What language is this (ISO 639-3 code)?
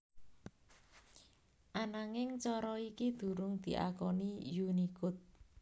jav